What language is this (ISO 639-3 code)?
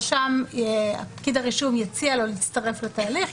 heb